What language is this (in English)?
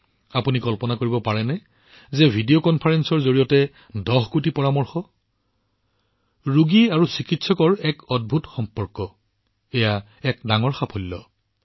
Assamese